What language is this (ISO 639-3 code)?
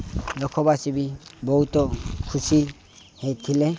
ori